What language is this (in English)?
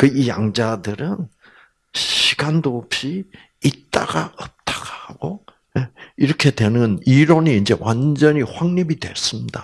Korean